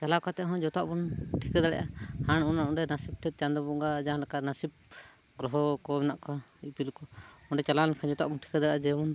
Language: Santali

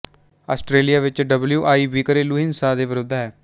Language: Punjabi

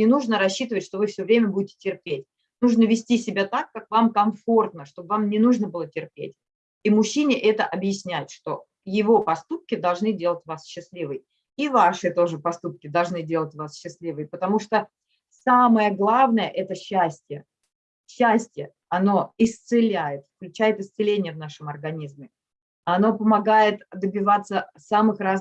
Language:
Russian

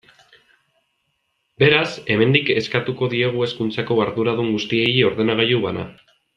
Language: Basque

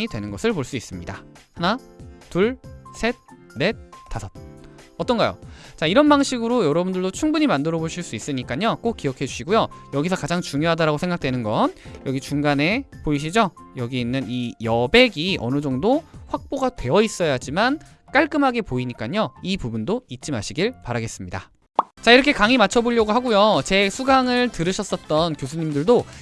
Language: Korean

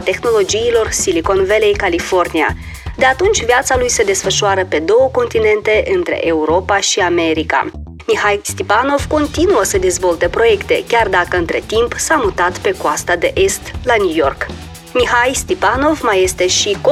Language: Romanian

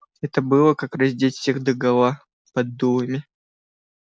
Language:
Russian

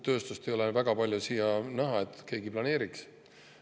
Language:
Estonian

